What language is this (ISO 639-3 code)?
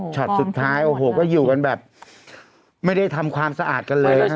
tha